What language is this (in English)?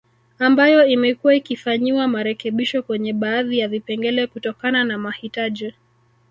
Swahili